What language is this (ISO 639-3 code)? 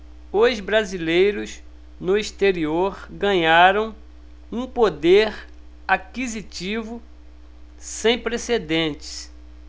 por